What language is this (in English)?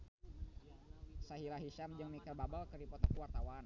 Sundanese